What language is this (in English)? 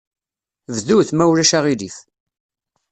Kabyle